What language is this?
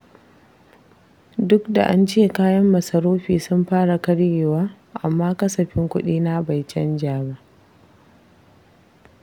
Hausa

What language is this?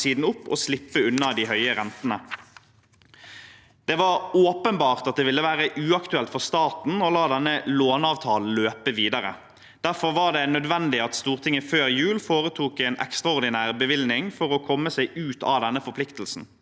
Norwegian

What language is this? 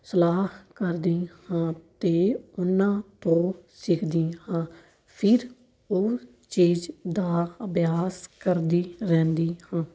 Punjabi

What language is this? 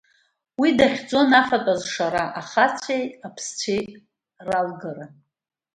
Abkhazian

